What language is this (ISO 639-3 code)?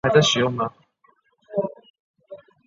zho